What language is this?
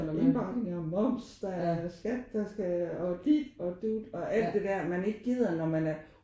Danish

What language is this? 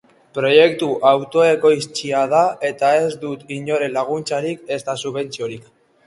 Basque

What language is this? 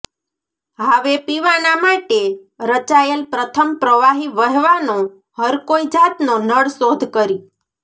Gujarati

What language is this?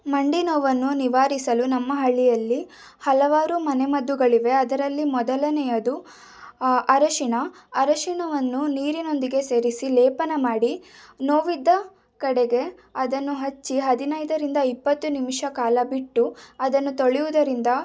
Kannada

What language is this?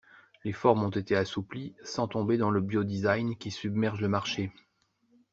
French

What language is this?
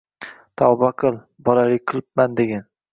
Uzbek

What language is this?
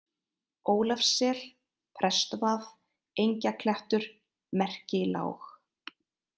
Icelandic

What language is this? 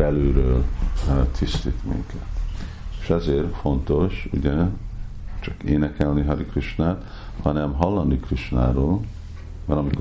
Hungarian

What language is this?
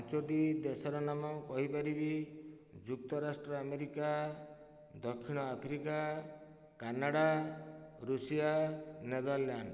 Odia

